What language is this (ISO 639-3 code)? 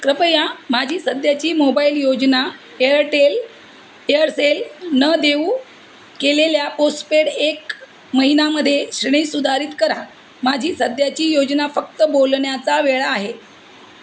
mar